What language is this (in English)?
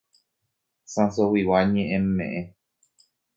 Guarani